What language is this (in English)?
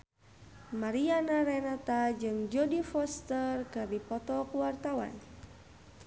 Sundanese